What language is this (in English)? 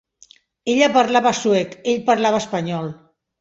Catalan